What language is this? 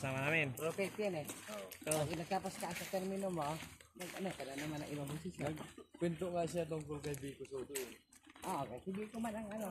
Filipino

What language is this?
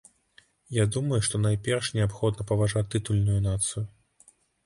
Belarusian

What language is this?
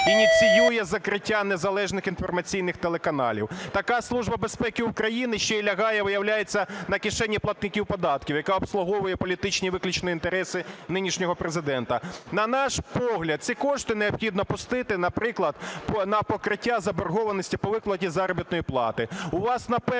Ukrainian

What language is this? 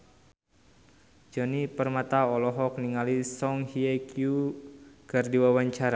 Sundanese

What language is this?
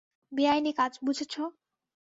Bangla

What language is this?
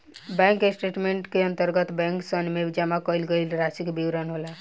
Bhojpuri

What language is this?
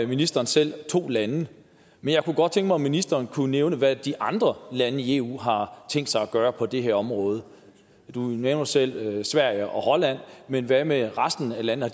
Danish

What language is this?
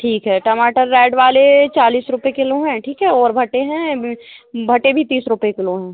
Hindi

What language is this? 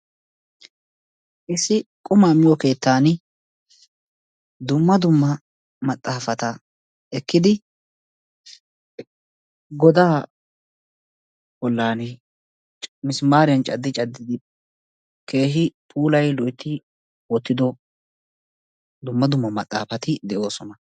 Wolaytta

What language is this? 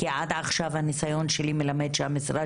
Hebrew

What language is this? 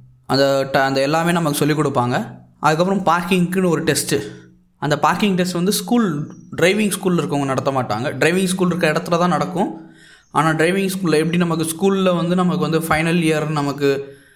Tamil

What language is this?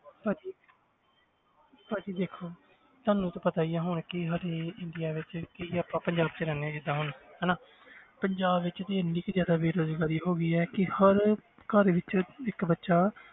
Punjabi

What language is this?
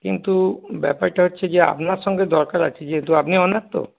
Bangla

